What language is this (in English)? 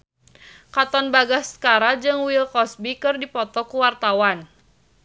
Sundanese